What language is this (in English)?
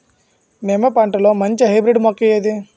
Telugu